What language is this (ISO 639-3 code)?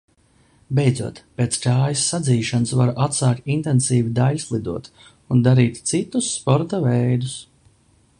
lav